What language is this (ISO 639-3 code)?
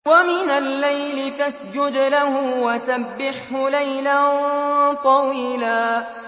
ara